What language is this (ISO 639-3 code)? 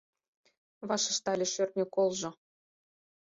chm